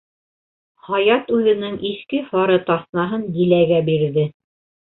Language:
Bashkir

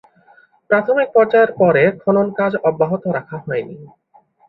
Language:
Bangla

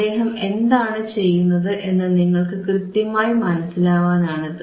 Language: Malayalam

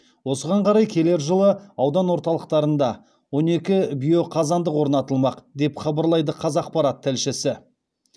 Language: Kazakh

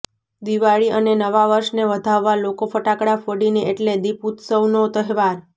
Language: Gujarati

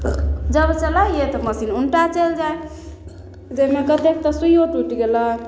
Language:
Maithili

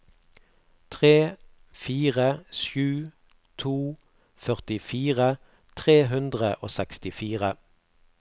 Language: Norwegian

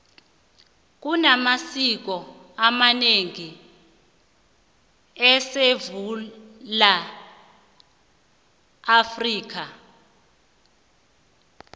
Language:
South Ndebele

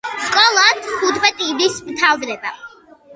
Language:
Georgian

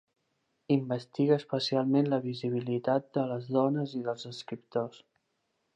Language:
Catalan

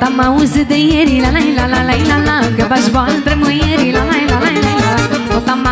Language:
Romanian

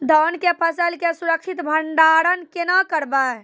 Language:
Maithili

